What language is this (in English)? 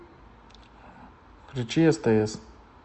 Russian